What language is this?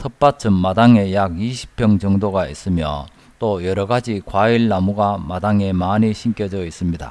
Korean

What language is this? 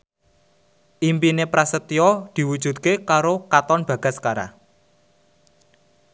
Javanese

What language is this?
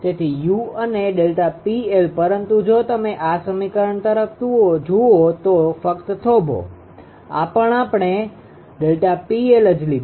Gujarati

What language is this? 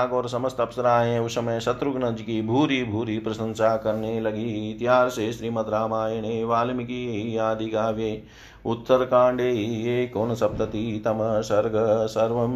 Hindi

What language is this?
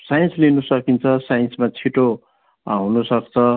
Nepali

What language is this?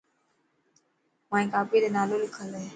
Dhatki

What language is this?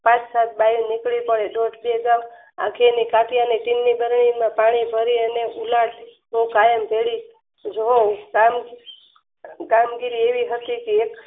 Gujarati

